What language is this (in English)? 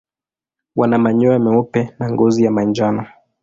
Swahili